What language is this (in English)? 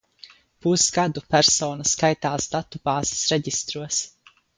Latvian